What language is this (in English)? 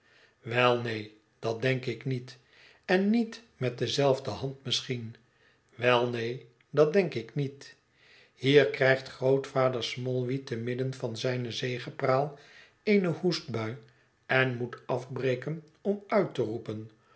Dutch